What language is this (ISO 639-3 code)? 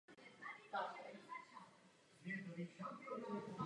ces